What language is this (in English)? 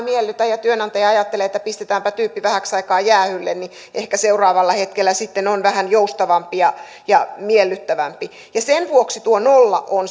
Finnish